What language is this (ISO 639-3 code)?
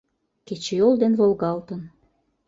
chm